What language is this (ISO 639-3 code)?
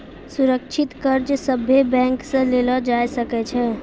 mai